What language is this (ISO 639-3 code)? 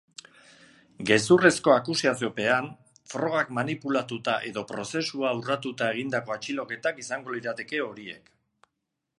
eus